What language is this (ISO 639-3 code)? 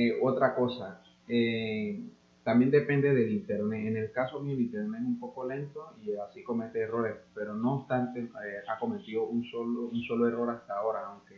spa